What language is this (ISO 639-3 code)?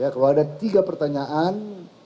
ind